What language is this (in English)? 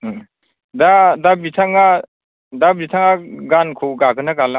Bodo